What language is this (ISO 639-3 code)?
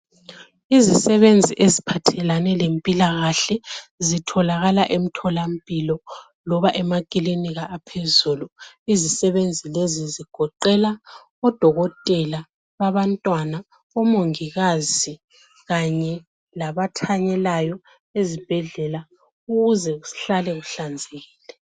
nde